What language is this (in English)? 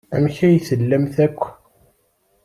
Kabyle